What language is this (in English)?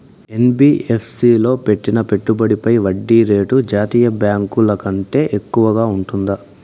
Telugu